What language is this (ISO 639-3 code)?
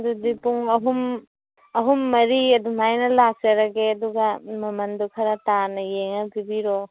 mni